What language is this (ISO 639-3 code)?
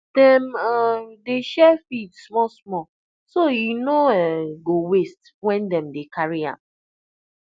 pcm